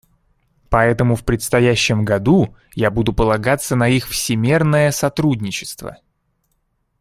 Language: Russian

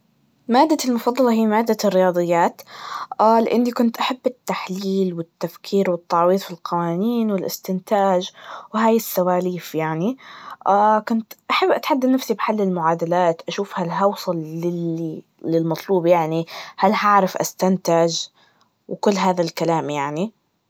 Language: Najdi Arabic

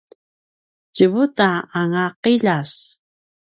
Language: Paiwan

